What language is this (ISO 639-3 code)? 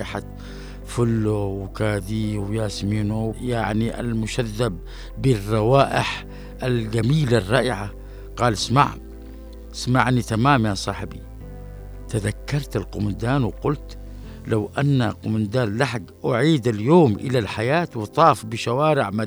ara